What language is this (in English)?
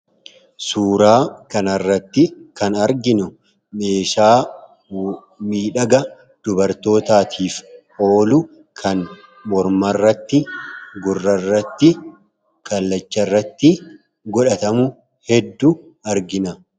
Oromo